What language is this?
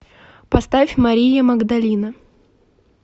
Russian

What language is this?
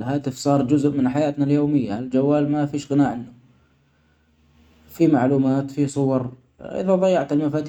Omani Arabic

